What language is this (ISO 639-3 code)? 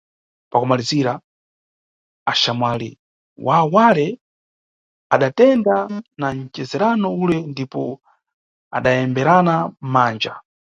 nyu